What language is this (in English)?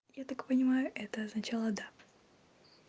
Russian